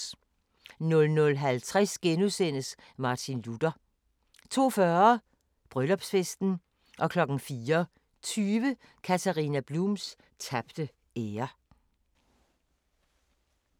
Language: Danish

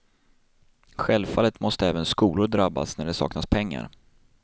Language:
Swedish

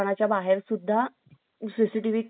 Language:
Marathi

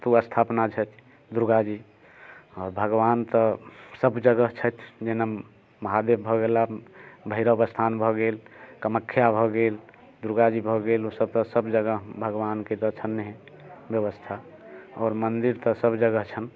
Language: Maithili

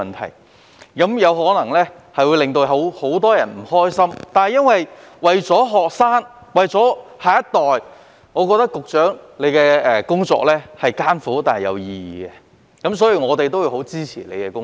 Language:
Cantonese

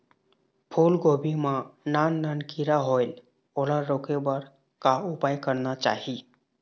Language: Chhattisgarhi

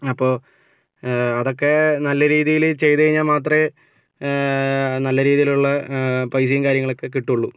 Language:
Malayalam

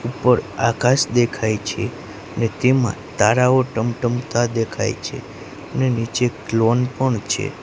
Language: Gujarati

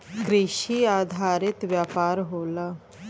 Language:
Bhojpuri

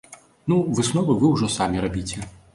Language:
Belarusian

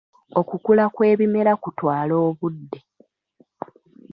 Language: Ganda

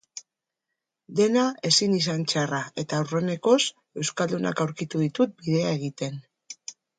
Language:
Basque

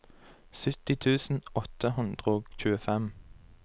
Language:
Norwegian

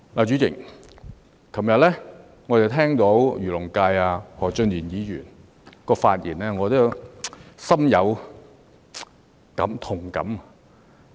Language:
Cantonese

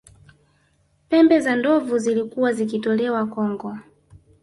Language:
Swahili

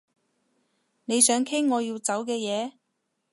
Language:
Cantonese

